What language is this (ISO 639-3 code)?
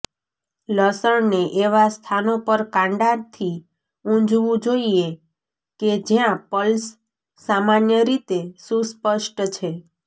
guj